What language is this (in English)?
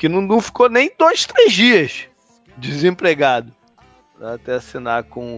Portuguese